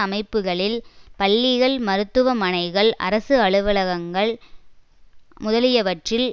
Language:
Tamil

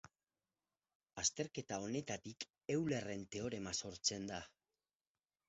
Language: Basque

